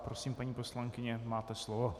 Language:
Czech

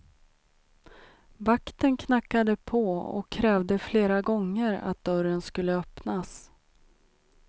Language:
Swedish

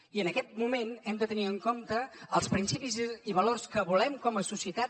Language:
Catalan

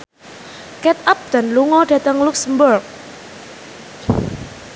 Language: Javanese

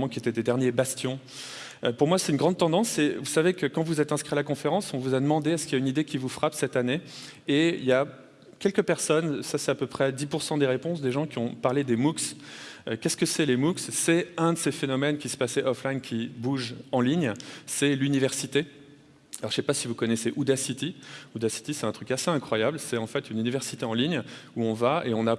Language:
French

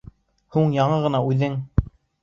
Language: Bashkir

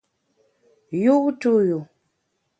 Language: Bamun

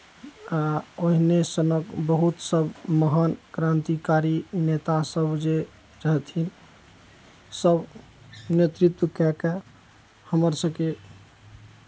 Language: Maithili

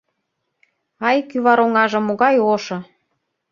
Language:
Mari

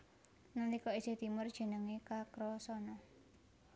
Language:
Javanese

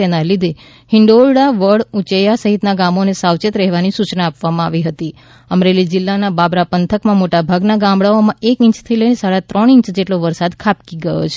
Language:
Gujarati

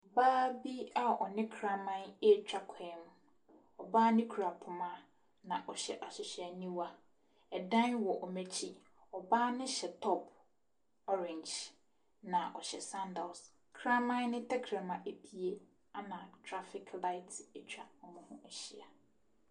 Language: Akan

